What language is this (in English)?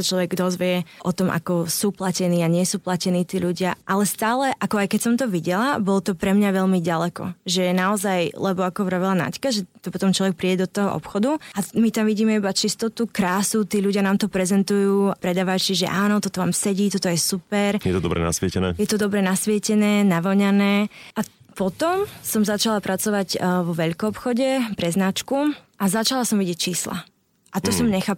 Slovak